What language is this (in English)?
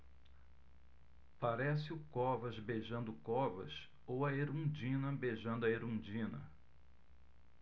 Portuguese